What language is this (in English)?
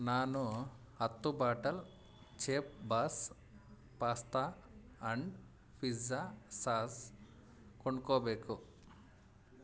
Kannada